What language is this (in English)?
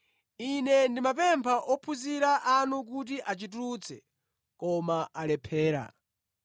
Nyanja